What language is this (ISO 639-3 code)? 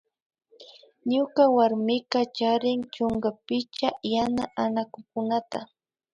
qvi